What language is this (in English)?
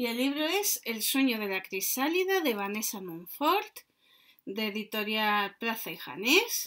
Spanish